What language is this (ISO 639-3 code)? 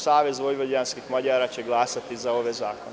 srp